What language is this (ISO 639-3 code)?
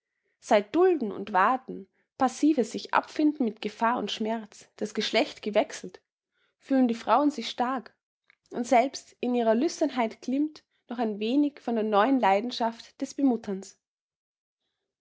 deu